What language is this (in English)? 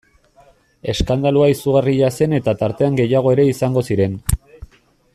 Basque